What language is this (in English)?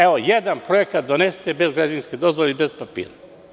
Serbian